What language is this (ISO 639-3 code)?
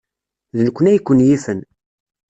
kab